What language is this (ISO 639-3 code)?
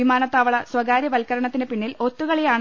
mal